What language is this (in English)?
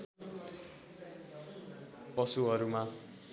Nepali